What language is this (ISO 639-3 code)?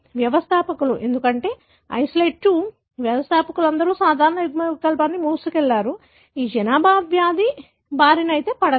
tel